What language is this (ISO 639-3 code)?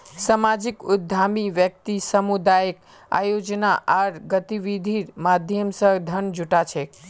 mag